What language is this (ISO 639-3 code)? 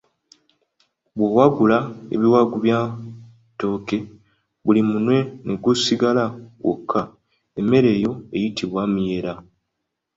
lug